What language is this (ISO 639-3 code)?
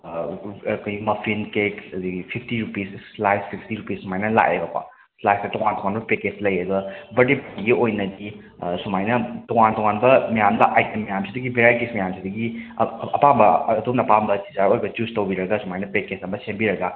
mni